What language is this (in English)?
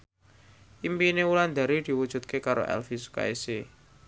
Javanese